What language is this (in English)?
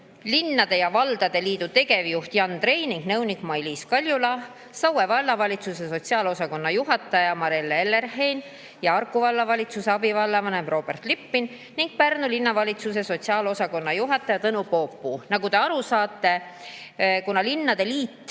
Estonian